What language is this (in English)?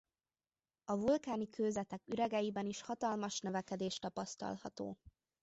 Hungarian